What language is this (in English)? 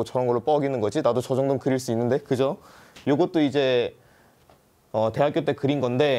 Korean